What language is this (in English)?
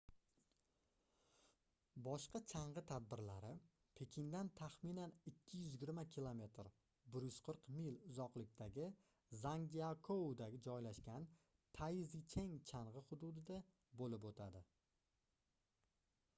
Uzbek